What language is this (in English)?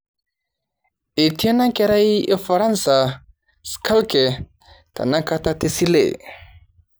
Masai